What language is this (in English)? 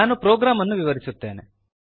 Kannada